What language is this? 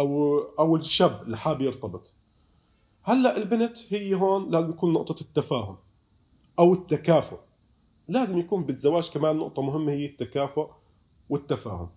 Arabic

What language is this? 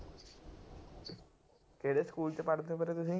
Punjabi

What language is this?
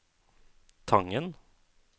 Norwegian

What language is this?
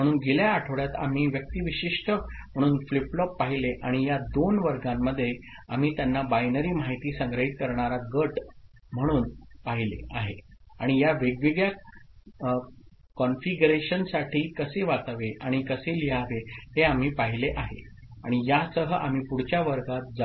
Marathi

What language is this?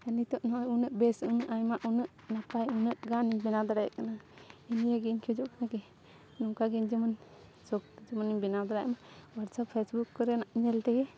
Santali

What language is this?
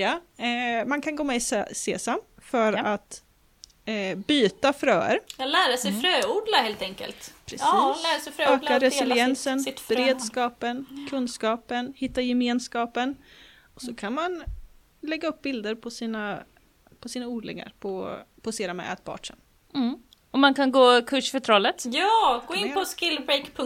Swedish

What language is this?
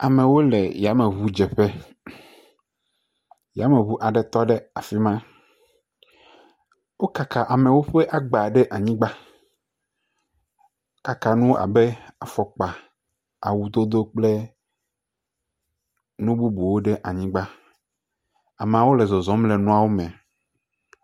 Ewe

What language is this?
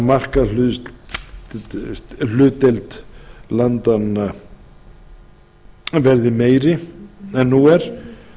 Icelandic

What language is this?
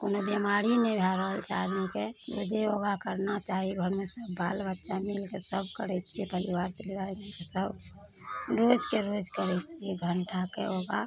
Maithili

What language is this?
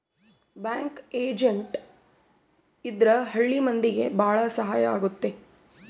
Kannada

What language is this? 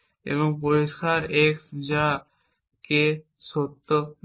Bangla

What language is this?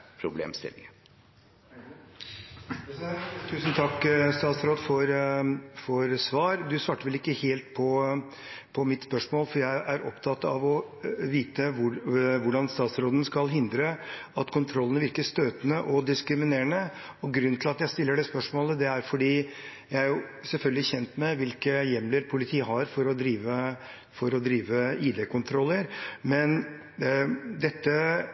Norwegian Bokmål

